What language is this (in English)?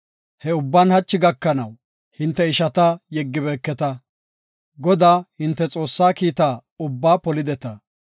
Gofa